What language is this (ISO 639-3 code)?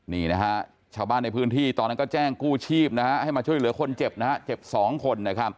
tha